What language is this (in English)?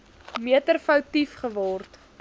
Afrikaans